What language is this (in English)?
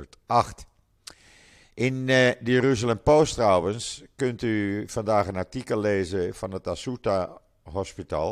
Dutch